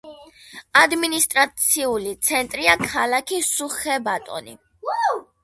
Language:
Georgian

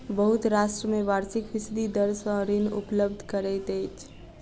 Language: Maithili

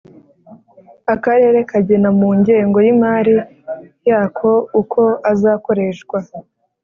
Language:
Kinyarwanda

